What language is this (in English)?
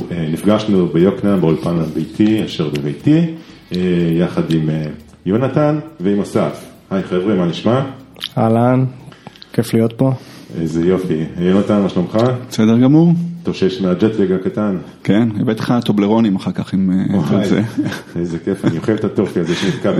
Hebrew